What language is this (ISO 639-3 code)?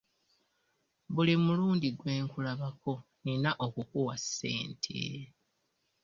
lug